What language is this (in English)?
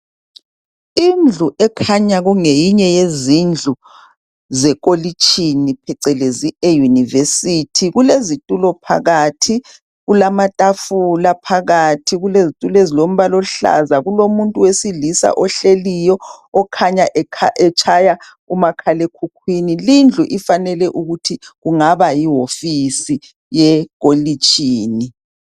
North Ndebele